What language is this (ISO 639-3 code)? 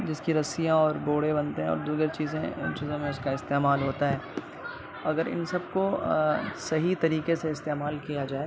urd